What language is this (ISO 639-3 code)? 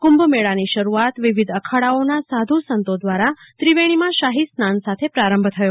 guj